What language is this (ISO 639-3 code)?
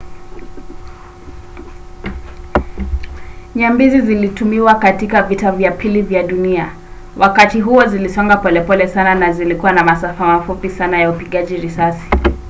swa